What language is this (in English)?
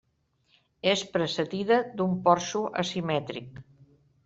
Catalan